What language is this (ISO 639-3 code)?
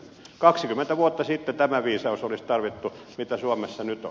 fin